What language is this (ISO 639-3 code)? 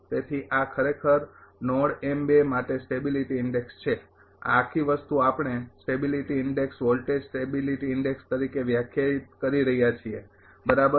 guj